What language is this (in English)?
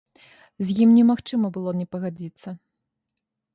Belarusian